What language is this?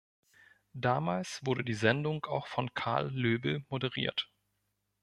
German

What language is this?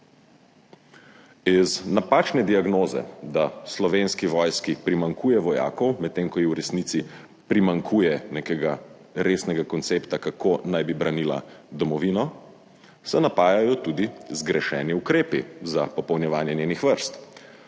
Slovenian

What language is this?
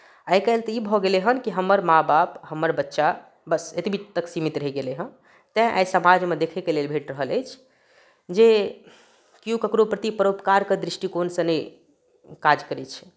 Maithili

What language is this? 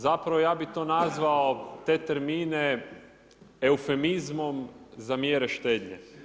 Croatian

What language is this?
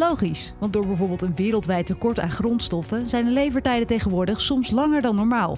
Dutch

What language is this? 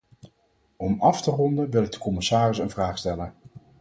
Dutch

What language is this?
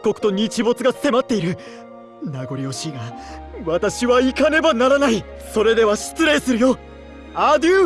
Japanese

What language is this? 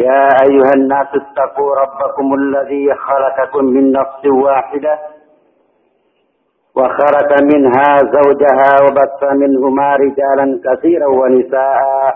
Malay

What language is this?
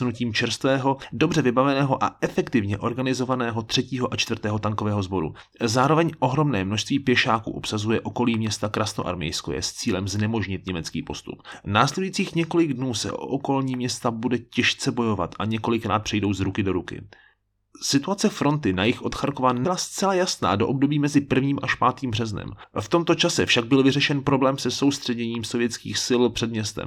Czech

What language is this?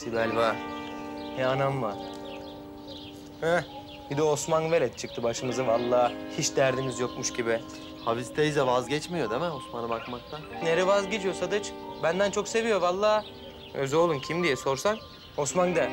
Turkish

